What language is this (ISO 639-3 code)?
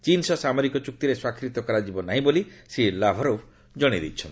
ori